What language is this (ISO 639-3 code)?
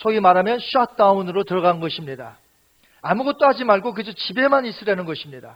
kor